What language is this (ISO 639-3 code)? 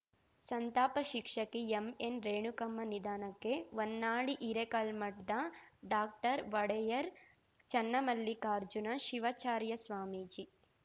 kan